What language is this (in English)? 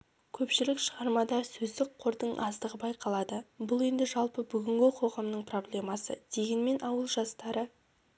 Kazakh